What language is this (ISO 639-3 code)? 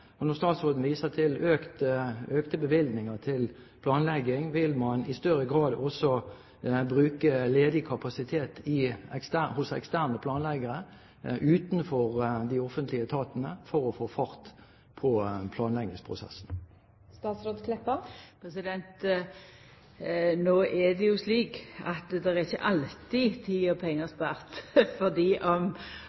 nor